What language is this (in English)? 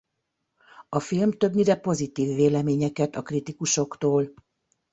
Hungarian